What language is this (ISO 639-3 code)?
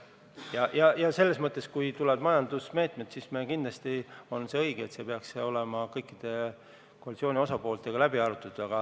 est